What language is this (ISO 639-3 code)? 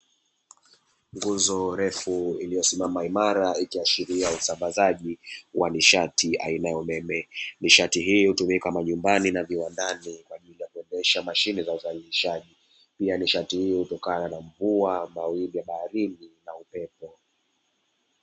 swa